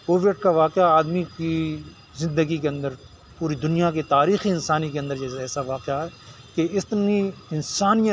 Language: Urdu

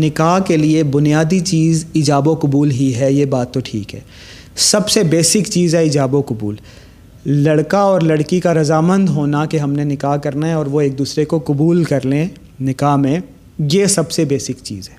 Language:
Urdu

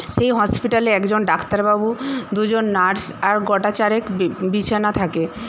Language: Bangla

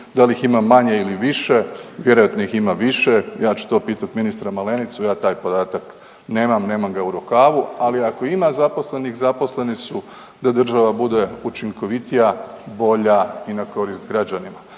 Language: Croatian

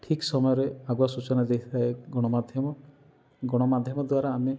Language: Odia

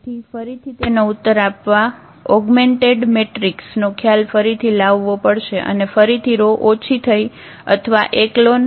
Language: Gujarati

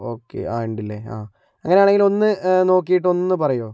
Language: Malayalam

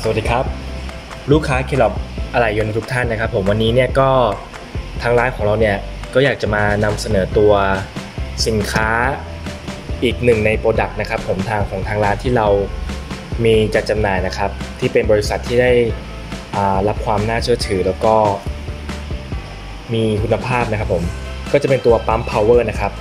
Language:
Thai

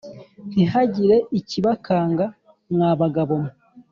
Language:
Kinyarwanda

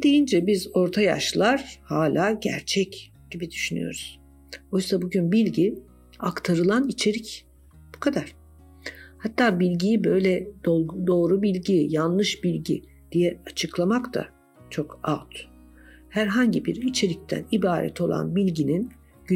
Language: Turkish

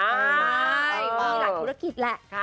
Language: Thai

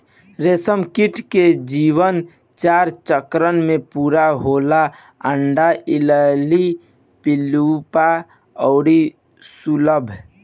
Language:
Bhojpuri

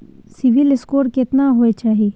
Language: Maithili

